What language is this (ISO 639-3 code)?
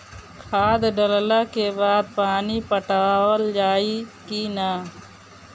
bho